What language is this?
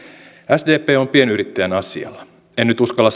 Finnish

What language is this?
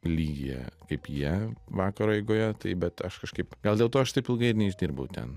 Lithuanian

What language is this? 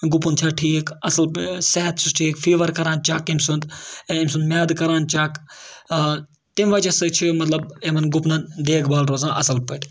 Kashmiri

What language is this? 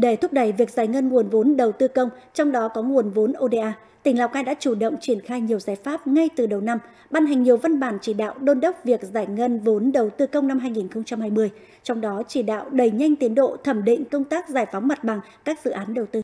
Vietnamese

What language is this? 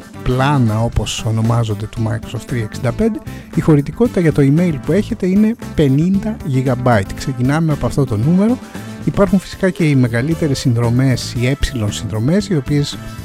Greek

